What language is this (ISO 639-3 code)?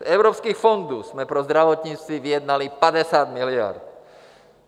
ces